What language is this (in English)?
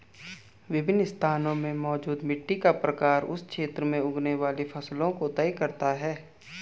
Hindi